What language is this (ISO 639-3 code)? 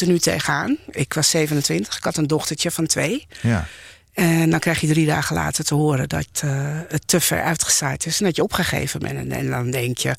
nld